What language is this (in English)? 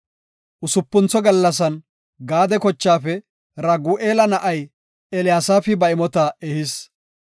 Gofa